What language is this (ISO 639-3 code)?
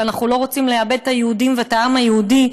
heb